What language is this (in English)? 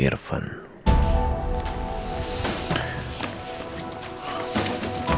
Indonesian